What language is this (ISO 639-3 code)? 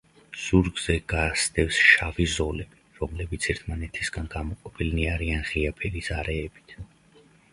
kat